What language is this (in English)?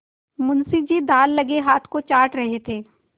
Hindi